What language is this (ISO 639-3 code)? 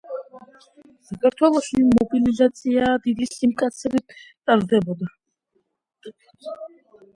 kat